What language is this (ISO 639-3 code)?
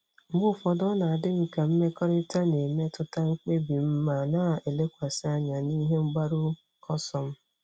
ibo